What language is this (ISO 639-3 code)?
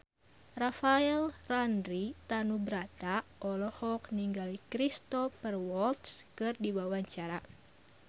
sun